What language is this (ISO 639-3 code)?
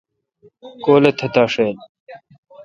xka